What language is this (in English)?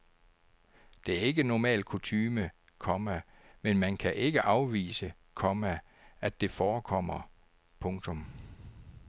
Danish